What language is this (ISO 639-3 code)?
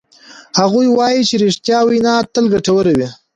pus